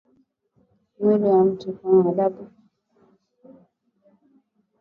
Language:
Swahili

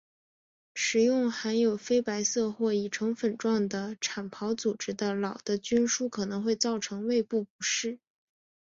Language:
Chinese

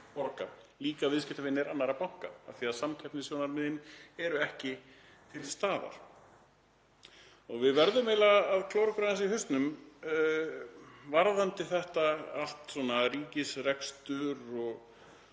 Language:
Icelandic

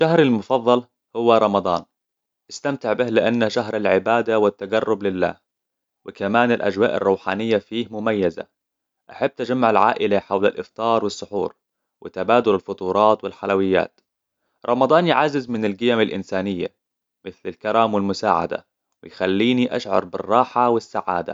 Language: Hijazi Arabic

